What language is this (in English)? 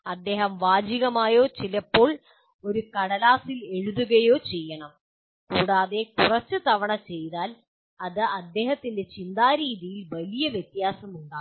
Malayalam